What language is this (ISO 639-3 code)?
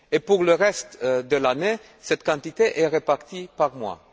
fra